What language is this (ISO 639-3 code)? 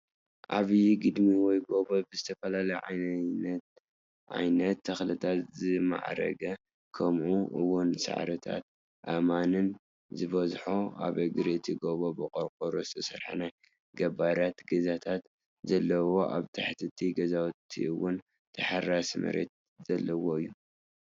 tir